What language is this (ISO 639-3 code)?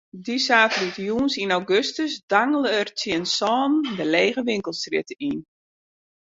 fry